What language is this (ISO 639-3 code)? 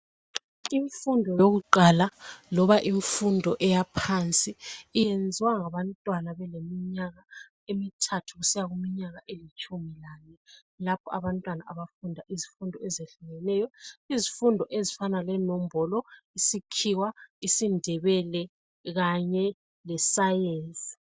nde